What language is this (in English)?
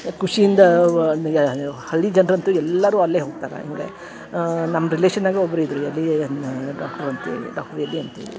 Kannada